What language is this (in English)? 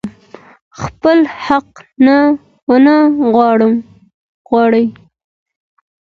Pashto